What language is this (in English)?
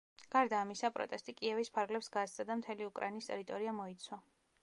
Georgian